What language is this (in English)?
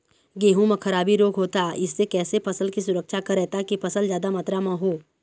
Chhattisgarhi